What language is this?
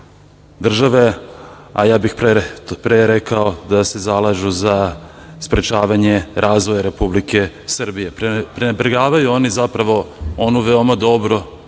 Serbian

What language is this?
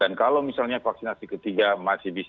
Indonesian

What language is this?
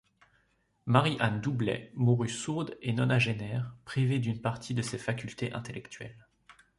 French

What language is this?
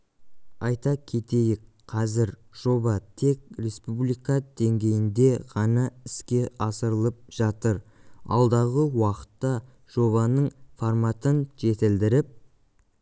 Kazakh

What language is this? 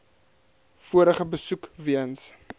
Afrikaans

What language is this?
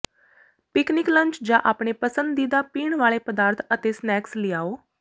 Punjabi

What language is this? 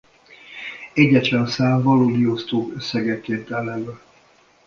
Hungarian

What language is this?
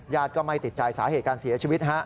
Thai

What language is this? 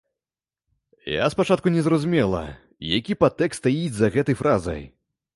Belarusian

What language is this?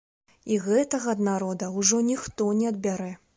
Belarusian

